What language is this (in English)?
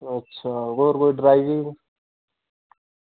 Dogri